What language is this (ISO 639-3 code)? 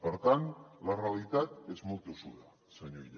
cat